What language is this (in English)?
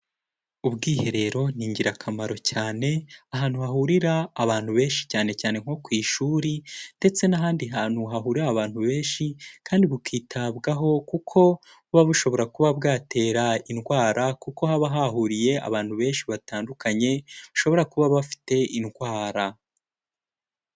Kinyarwanda